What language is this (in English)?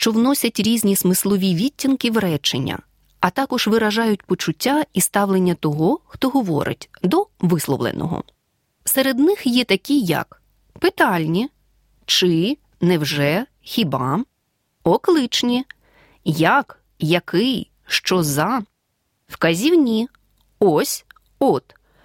Ukrainian